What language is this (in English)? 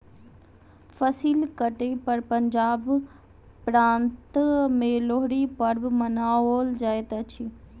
Maithili